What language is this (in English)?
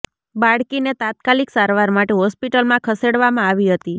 Gujarati